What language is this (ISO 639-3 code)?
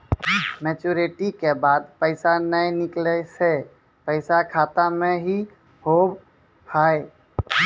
mai